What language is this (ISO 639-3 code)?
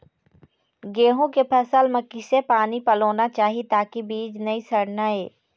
hne